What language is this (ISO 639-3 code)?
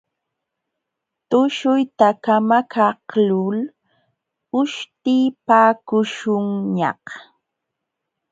qxw